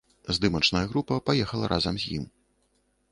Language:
Belarusian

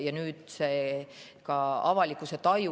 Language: Estonian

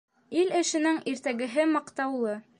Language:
Bashkir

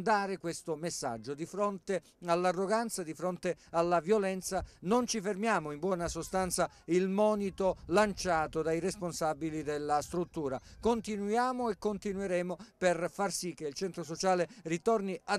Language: Italian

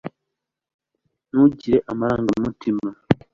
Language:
Kinyarwanda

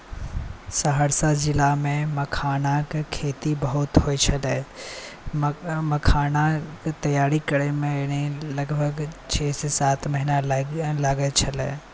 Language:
Maithili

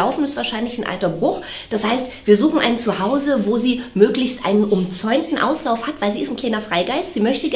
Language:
German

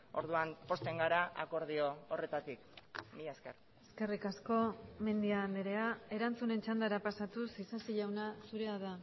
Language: Basque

